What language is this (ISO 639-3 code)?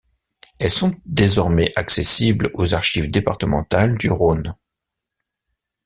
fra